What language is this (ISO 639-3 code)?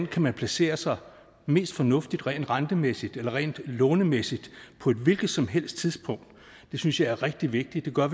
dan